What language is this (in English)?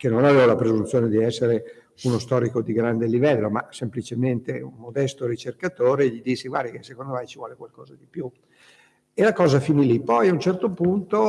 Italian